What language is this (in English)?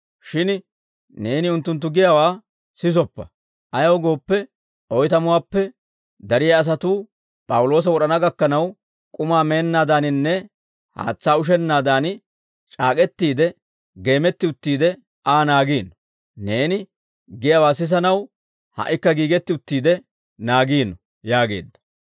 Dawro